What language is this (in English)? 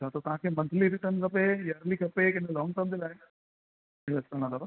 Sindhi